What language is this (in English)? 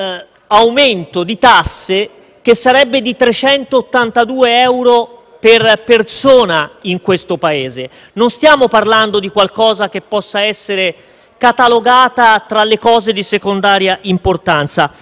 Italian